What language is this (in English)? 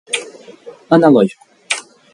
Portuguese